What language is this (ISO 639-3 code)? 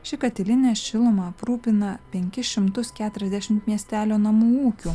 lit